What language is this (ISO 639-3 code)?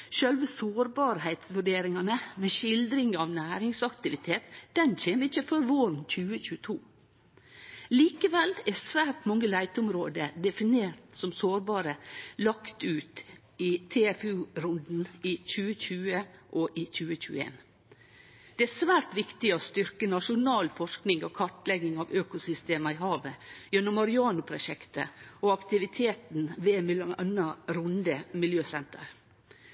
nno